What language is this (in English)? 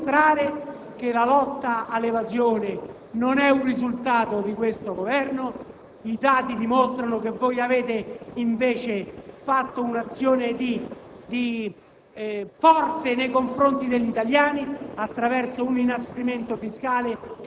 Italian